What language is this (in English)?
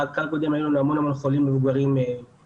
Hebrew